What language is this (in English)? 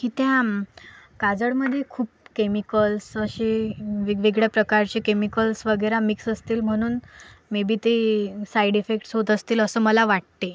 Marathi